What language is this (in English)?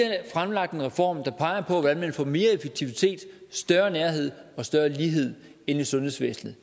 Danish